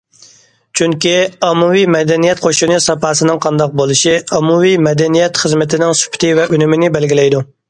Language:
Uyghur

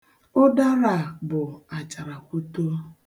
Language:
Igbo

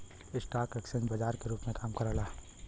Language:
Bhojpuri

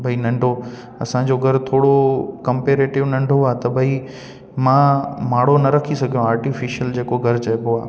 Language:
Sindhi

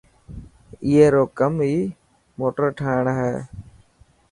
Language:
Dhatki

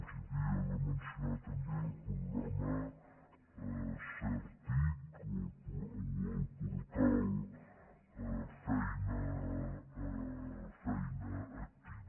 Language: Catalan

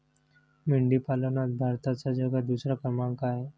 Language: Marathi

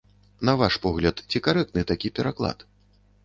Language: Belarusian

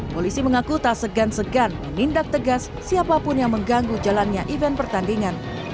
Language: Indonesian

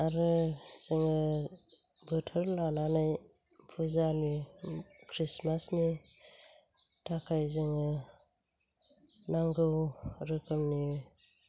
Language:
Bodo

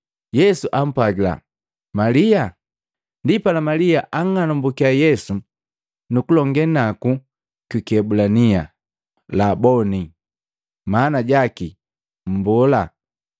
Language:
Matengo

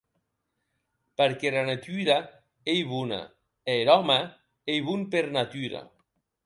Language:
Occitan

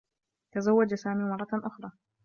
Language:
Arabic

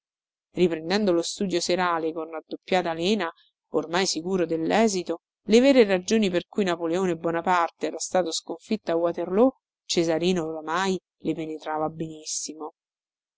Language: Italian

